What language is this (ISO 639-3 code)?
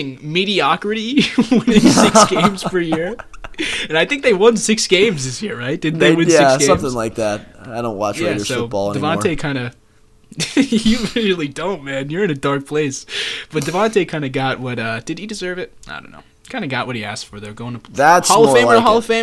eng